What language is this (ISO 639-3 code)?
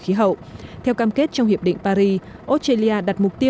vie